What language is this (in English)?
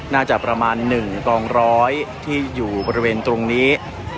Thai